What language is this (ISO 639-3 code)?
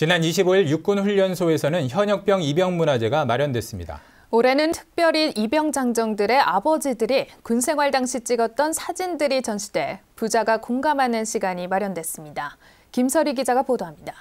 kor